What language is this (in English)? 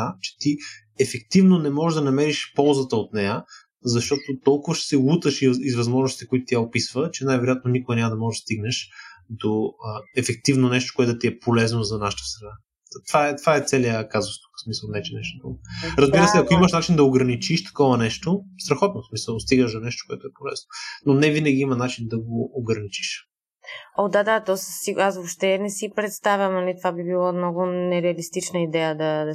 Bulgarian